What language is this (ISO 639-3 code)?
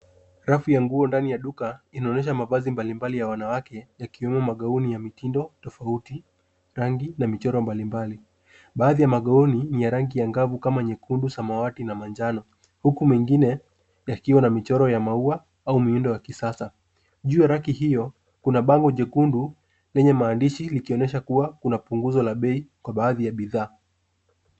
swa